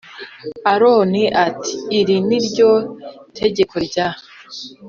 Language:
Kinyarwanda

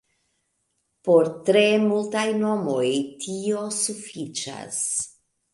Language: Esperanto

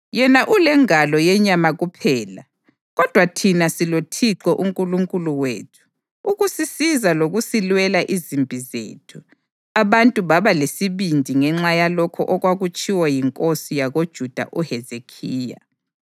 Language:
North Ndebele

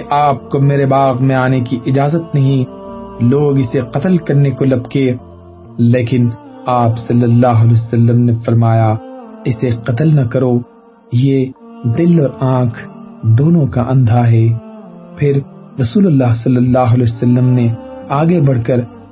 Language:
Urdu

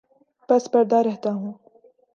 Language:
Urdu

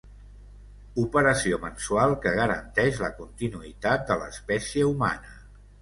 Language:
Catalan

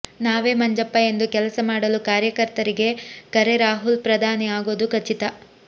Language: Kannada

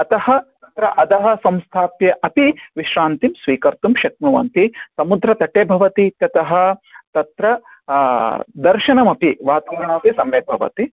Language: Sanskrit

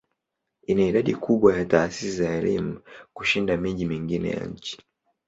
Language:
Swahili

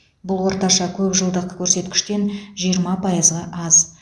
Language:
Kazakh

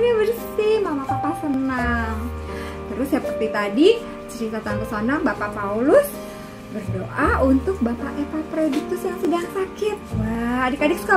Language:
Indonesian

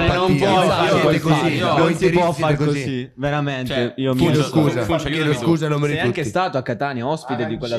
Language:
Italian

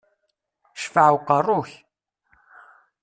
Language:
Kabyle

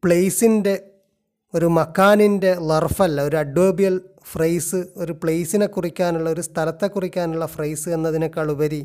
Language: Malayalam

